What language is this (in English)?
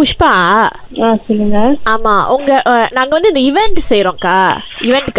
Tamil